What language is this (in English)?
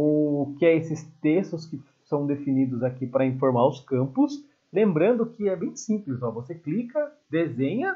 Portuguese